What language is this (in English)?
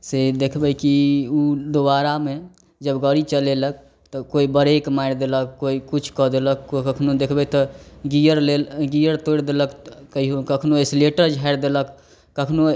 Maithili